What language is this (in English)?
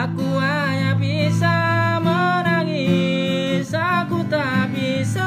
Indonesian